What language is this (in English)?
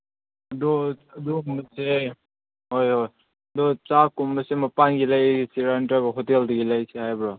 Manipuri